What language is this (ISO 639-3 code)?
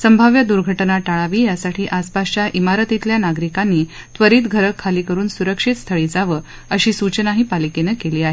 mar